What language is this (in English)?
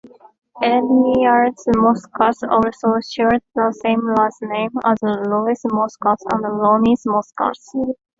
English